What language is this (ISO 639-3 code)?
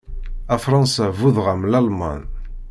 kab